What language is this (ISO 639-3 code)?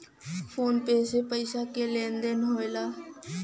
bho